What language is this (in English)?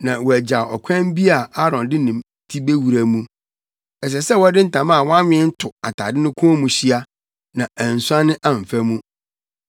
Akan